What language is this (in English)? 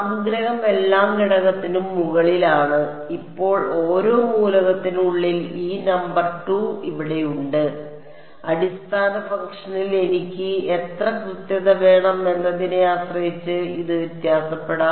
Malayalam